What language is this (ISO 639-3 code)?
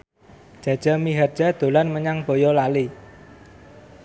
jav